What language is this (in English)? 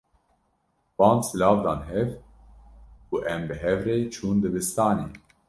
Kurdish